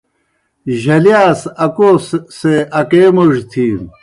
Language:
Kohistani Shina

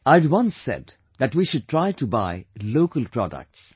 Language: English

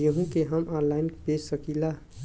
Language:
Bhojpuri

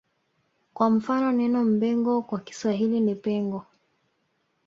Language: Swahili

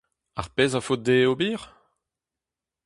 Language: Breton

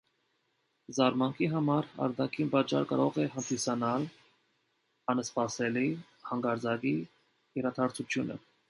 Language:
Armenian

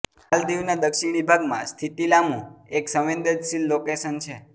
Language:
Gujarati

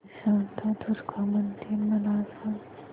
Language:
Marathi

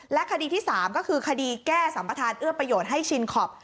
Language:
Thai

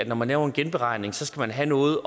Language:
Danish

